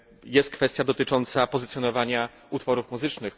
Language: Polish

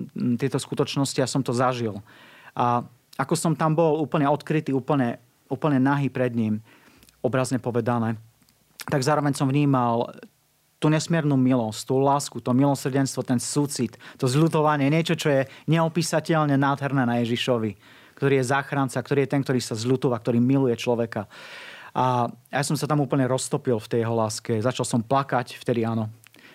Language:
Slovak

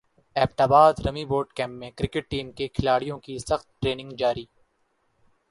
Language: Urdu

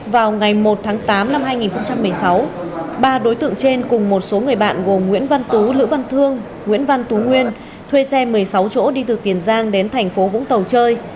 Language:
Vietnamese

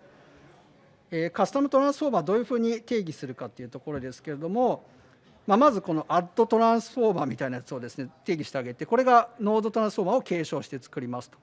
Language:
Japanese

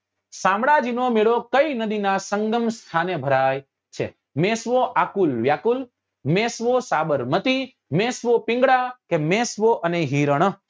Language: Gujarati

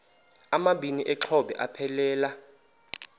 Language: Xhosa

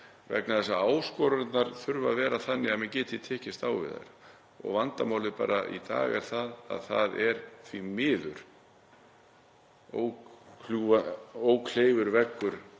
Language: Icelandic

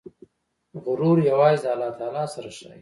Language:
Pashto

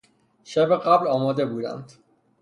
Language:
Persian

